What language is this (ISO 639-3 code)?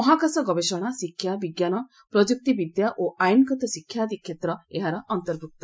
ori